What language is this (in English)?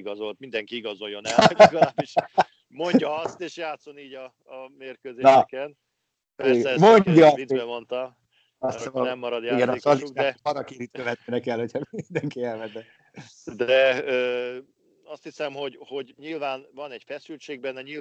Hungarian